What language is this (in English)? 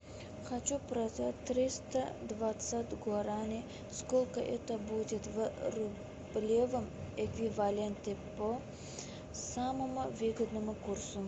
Russian